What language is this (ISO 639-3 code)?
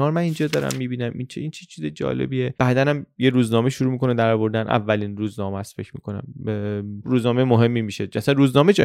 fas